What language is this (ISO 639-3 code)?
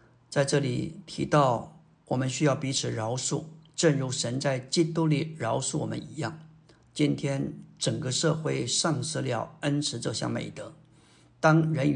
zho